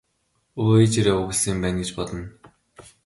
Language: Mongolian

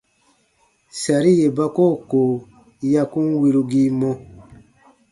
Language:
Baatonum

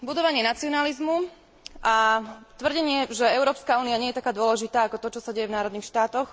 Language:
Slovak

